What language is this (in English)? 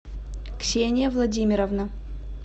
Russian